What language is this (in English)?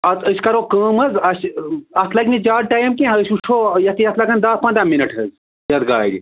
Kashmiri